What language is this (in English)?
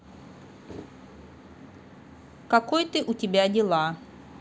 Russian